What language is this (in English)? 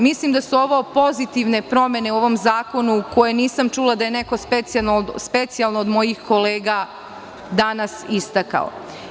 Serbian